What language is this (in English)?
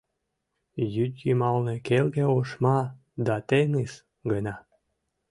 Mari